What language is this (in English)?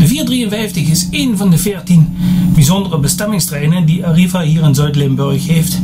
Dutch